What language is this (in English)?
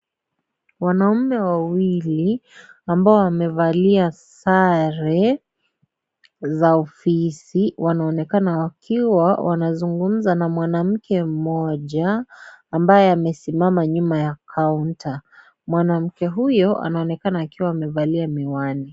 Swahili